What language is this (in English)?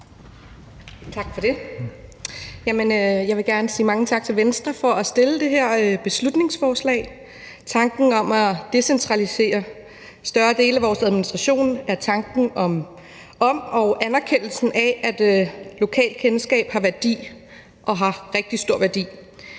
Danish